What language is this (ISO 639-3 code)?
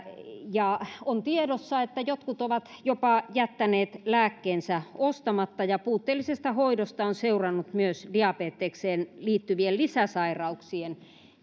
fin